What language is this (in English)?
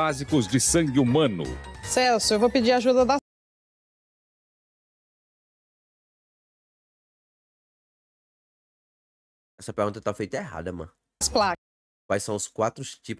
Portuguese